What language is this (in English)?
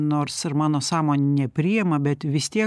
Lithuanian